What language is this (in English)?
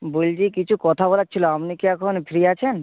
Bangla